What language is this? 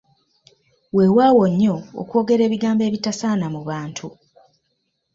Ganda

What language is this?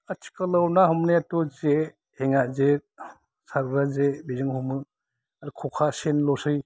Bodo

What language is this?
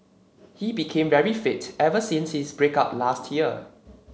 English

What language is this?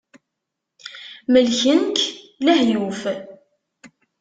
Kabyle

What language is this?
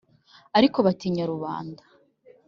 Kinyarwanda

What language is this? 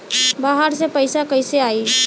Bhojpuri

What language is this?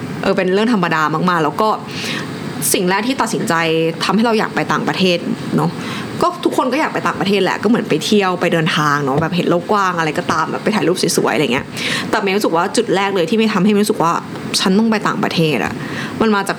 Thai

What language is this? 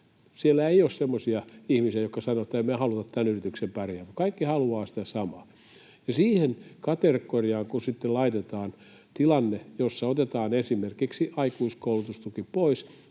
Finnish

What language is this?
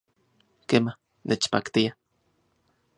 Central Puebla Nahuatl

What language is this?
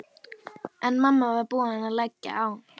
Icelandic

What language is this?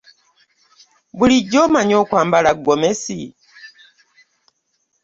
Ganda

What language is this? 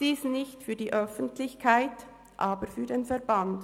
Swiss German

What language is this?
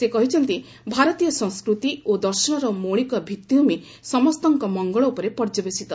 Odia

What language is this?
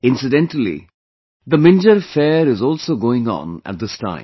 English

